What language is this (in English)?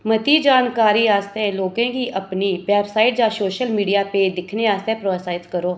Dogri